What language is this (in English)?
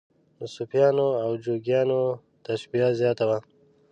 Pashto